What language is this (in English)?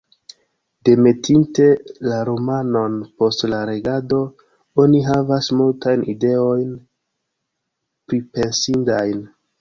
Esperanto